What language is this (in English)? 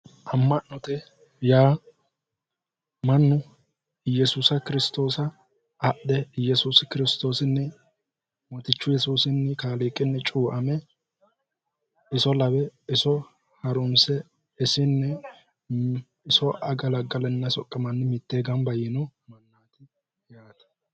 Sidamo